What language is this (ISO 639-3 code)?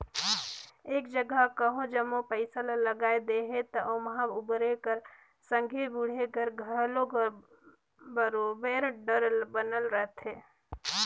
hne